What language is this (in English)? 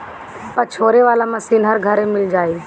Bhojpuri